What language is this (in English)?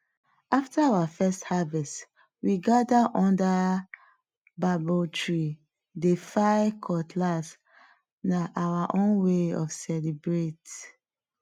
Nigerian Pidgin